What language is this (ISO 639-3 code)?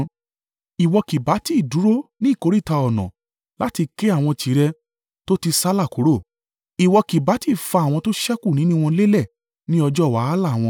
yor